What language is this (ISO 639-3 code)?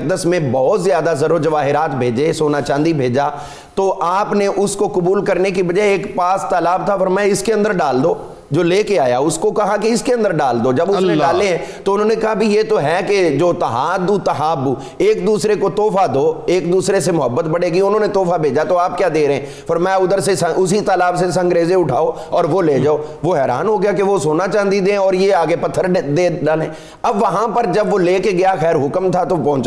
urd